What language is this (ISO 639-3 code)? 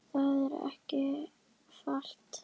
isl